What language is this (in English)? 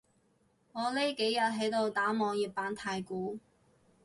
Cantonese